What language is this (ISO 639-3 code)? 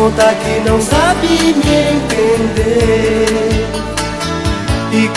por